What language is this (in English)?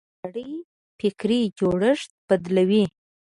Pashto